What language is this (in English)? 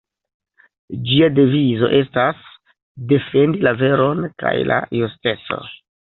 Esperanto